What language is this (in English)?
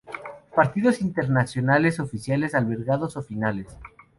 Spanish